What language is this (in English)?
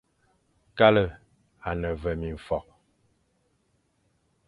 Fang